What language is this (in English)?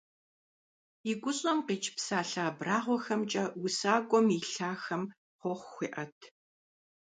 Kabardian